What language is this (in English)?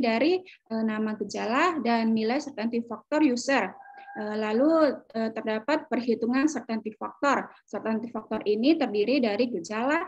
Indonesian